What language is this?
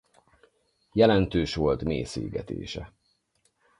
Hungarian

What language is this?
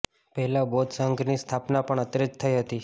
Gujarati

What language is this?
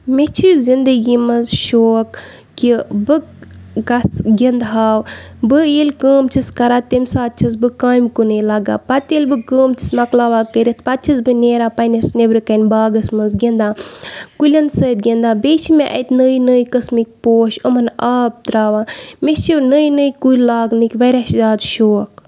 Kashmiri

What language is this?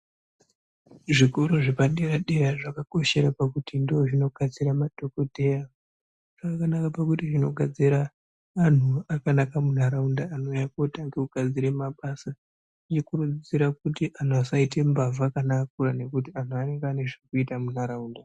Ndau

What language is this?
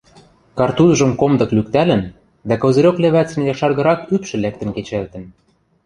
Western Mari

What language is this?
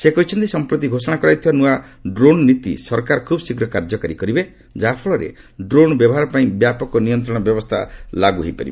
Odia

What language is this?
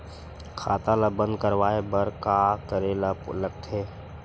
Chhattisgarhi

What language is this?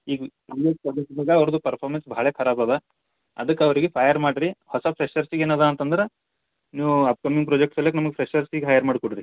Kannada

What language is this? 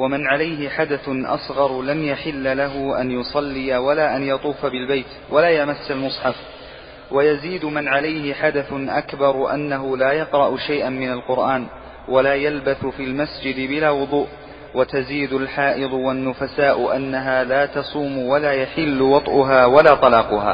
Arabic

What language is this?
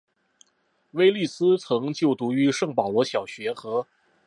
Chinese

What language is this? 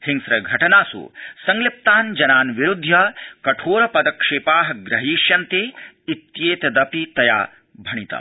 Sanskrit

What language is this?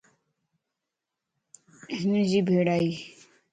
Lasi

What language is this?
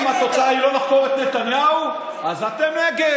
Hebrew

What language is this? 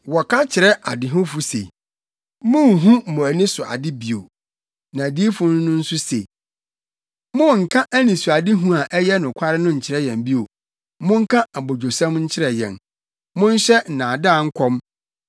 Akan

